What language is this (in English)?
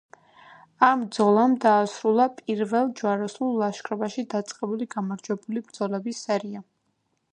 Georgian